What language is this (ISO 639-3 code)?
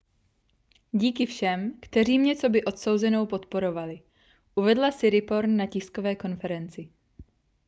ces